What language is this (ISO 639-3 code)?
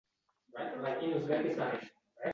uzb